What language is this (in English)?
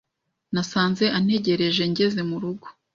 Kinyarwanda